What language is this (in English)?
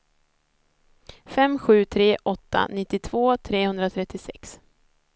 Swedish